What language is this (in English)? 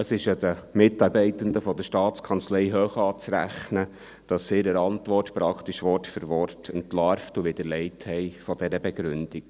Swiss German